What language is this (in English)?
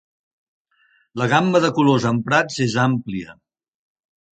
Catalan